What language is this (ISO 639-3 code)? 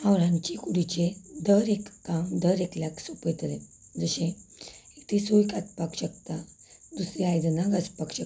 kok